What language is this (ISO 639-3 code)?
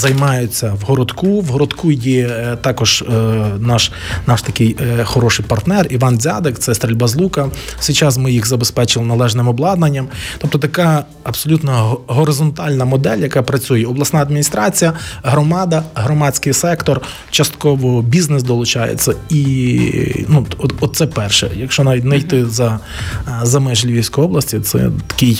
ukr